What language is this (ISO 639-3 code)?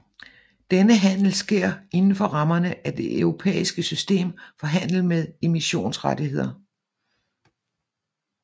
dan